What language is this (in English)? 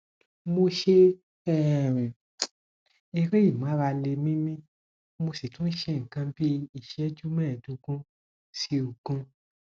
Yoruba